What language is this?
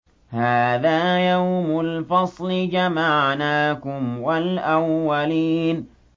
Arabic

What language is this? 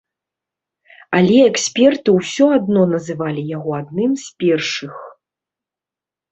Belarusian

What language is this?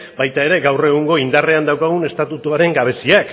Basque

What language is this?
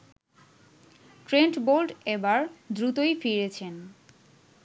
Bangla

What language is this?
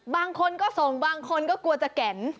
Thai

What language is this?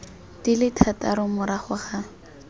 Tswana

